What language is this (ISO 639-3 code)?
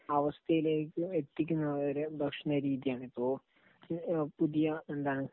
mal